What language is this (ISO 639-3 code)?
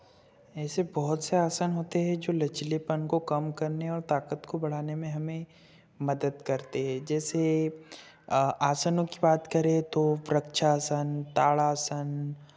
hin